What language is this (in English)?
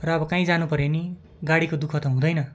Nepali